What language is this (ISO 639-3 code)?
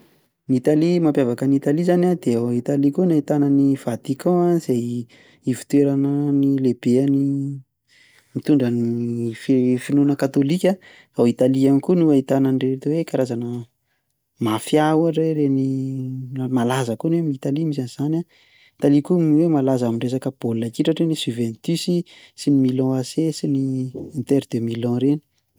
mlg